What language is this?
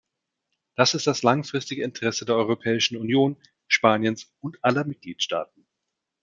German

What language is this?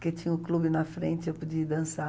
Portuguese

